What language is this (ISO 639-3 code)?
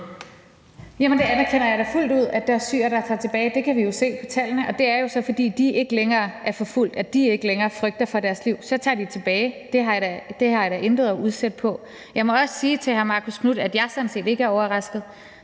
dan